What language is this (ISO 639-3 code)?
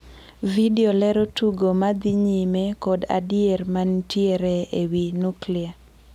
luo